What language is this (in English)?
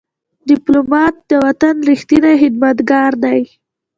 Pashto